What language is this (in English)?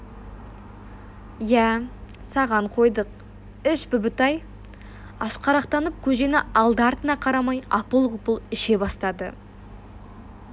Kazakh